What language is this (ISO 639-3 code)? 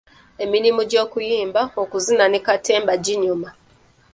lug